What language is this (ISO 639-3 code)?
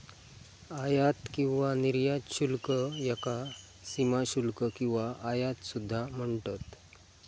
mar